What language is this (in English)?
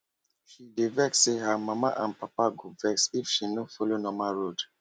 Nigerian Pidgin